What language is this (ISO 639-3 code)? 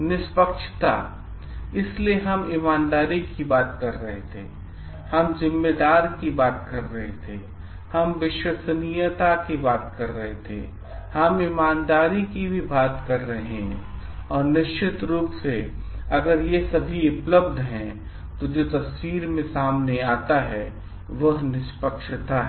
hin